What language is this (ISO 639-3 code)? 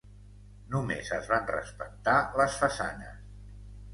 cat